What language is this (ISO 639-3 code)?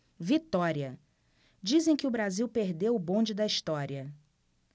por